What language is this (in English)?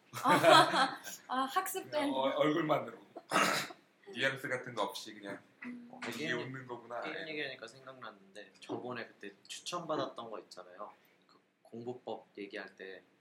Korean